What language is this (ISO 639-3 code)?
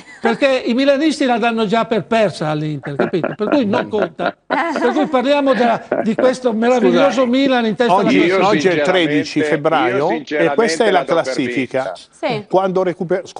ita